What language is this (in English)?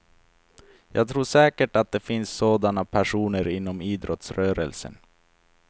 Swedish